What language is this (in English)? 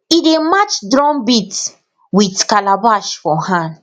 Nigerian Pidgin